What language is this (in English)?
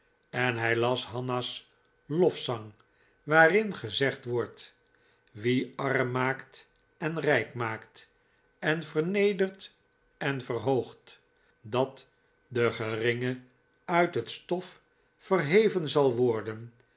Dutch